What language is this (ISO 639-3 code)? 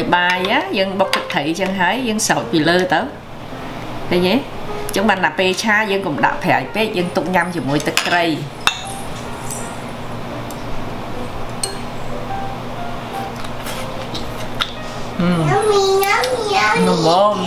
vie